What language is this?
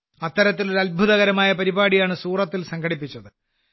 Malayalam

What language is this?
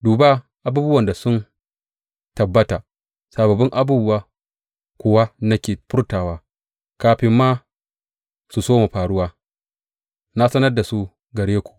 Hausa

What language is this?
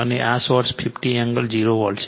Gujarati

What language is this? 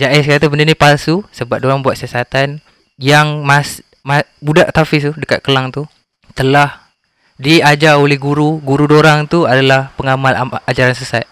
Malay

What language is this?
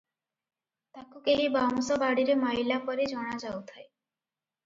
Odia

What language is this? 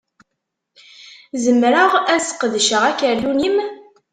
Kabyle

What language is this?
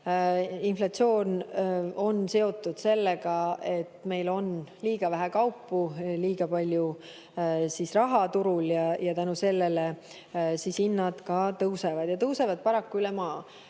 Estonian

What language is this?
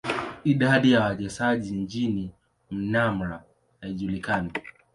Swahili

